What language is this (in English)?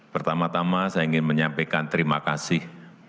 Indonesian